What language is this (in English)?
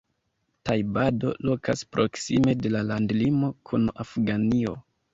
Esperanto